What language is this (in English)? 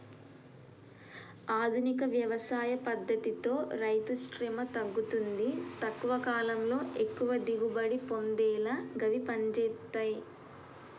Telugu